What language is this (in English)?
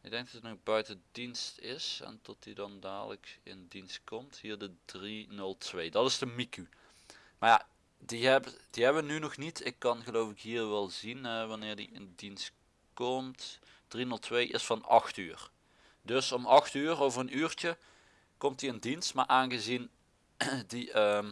Dutch